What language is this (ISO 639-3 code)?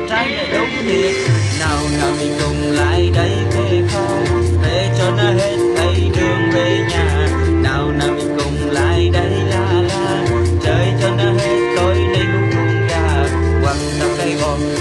vie